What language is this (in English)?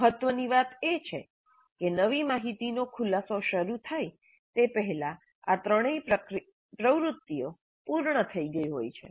Gujarati